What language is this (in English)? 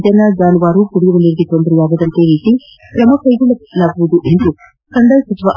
Kannada